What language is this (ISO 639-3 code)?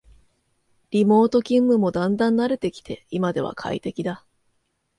jpn